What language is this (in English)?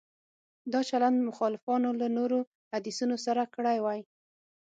Pashto